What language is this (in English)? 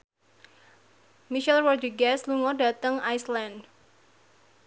Javanese